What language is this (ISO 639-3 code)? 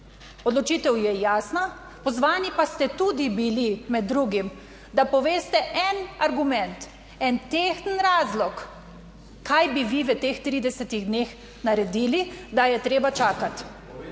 slv